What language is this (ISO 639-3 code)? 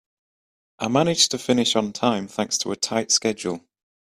eng